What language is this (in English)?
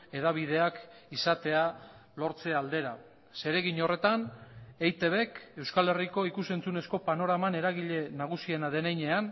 Basque